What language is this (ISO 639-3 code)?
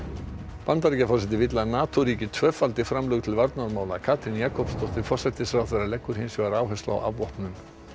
isl